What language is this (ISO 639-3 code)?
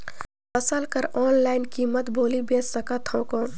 hne